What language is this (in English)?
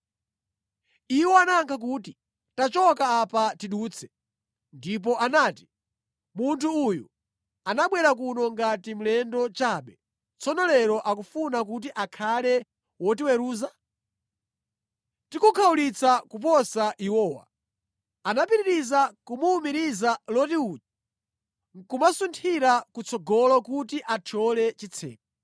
Nyanja